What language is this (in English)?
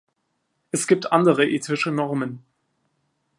German